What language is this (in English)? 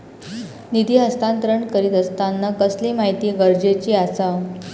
Marathi